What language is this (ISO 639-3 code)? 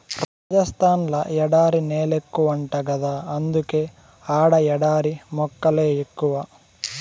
tel